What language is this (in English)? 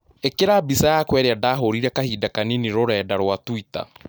Kikuyu